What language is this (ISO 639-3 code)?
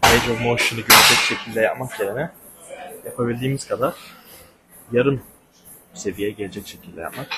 tur